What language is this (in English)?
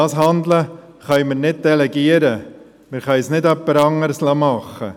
Swiss German